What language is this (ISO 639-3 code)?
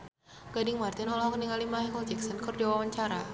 sun